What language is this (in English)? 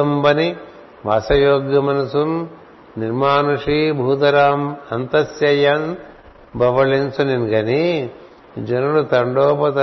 Telugu